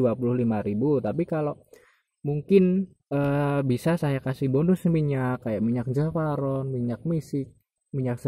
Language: Indonesian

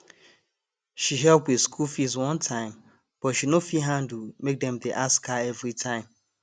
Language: Nigerian Pidgin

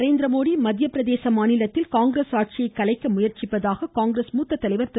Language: Tamil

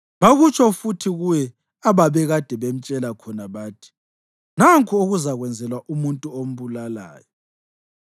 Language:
North Ndebele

